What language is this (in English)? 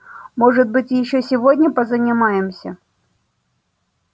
Russian